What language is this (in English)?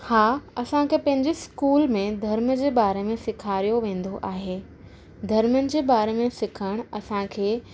Sindhi